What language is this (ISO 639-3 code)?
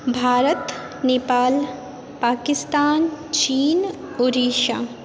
mai